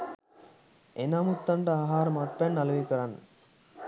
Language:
Sinhala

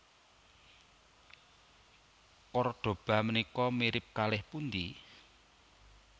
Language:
Javanese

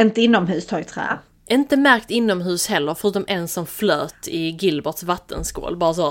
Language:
Swedish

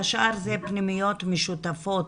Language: Hebrew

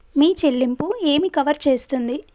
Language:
Telugu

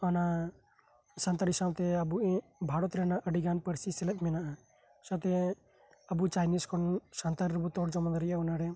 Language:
Santali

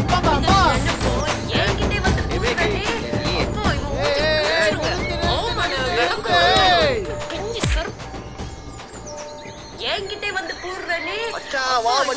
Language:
Thai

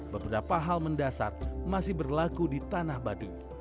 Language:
Indonesian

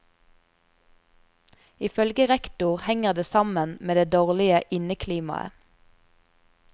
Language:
Norwegian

